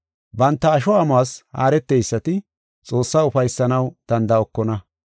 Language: Gofa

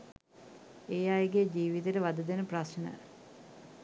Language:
Sinhala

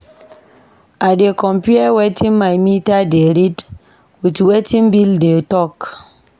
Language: Nigerian Pidgin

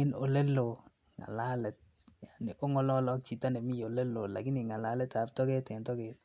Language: Kalenjin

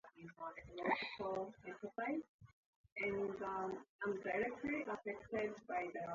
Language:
Swahili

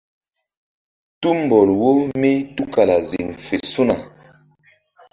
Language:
Mbum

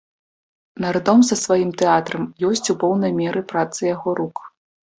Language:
Belarusian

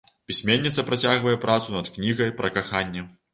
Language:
Belarusian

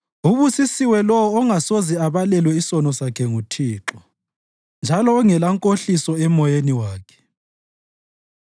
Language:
North Ndebele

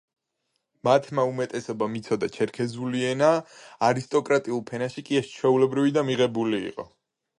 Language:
Georgian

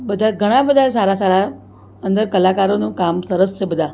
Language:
Gujarati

